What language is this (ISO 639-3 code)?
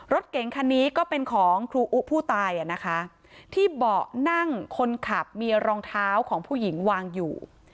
tha